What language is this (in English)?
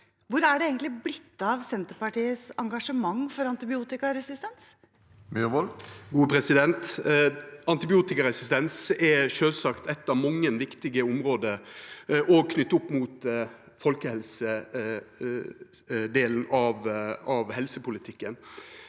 Norwegian